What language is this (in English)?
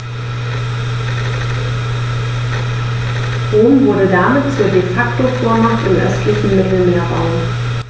German